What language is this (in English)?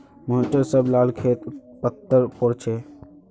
Magahi